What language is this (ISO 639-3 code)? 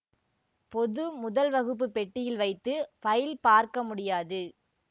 tam